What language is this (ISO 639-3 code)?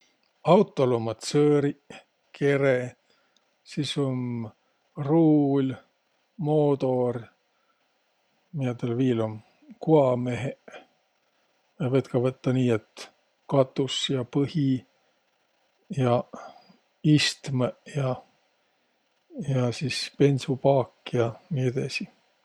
vro